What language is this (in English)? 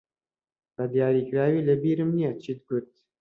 Central Kurdish